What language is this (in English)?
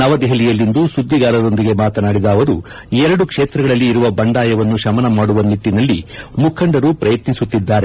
Kannada